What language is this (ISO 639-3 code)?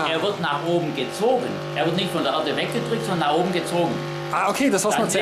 deu